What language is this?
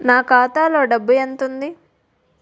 Telugu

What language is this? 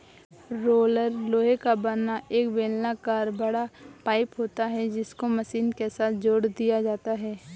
Hindi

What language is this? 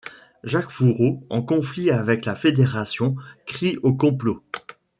French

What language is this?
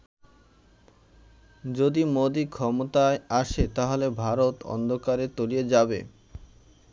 Bangla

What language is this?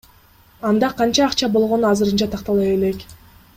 Kyrgyz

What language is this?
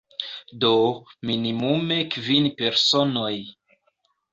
Esperanto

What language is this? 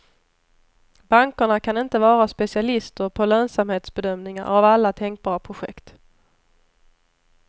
Swedish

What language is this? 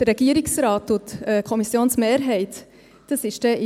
Swiss German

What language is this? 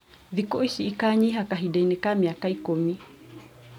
Kikuyu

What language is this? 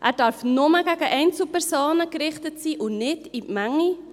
Swiss German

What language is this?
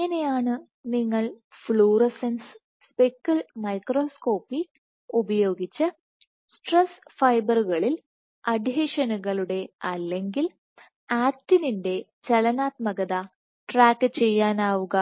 Malayalam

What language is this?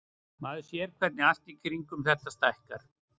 Icelandic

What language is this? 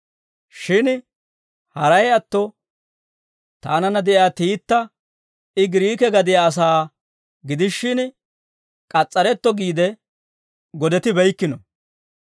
Dawro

